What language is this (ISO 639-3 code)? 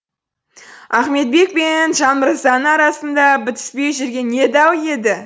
kaz